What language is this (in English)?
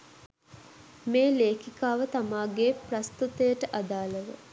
Sinhala